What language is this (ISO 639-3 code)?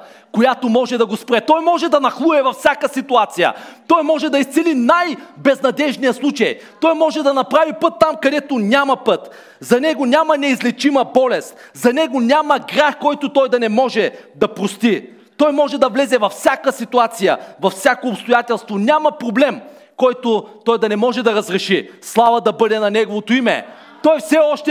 bul